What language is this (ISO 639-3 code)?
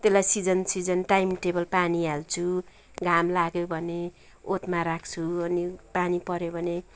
nep